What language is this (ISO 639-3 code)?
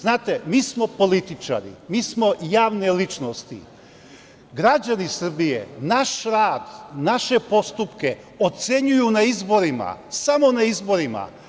srp